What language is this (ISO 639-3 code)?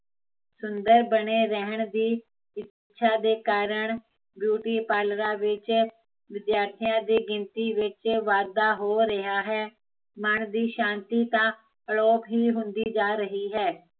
pan